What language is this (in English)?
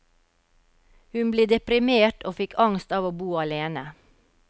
Norwegian